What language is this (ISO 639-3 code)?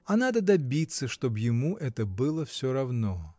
rus